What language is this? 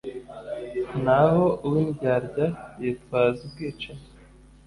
Kinyarwanda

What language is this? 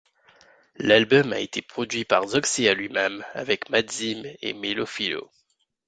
French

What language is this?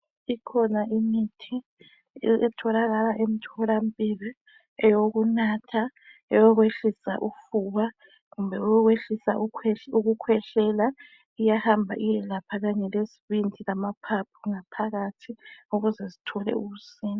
North Ndebele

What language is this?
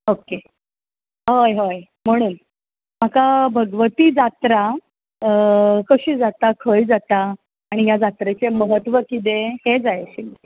Konkani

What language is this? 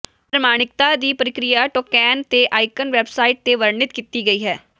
Punjabi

